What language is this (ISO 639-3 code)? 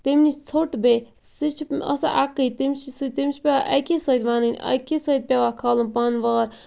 kas